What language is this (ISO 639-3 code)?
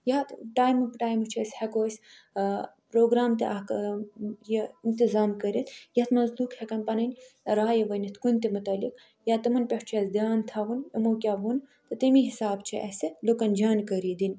kas